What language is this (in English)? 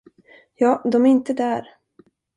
Swedish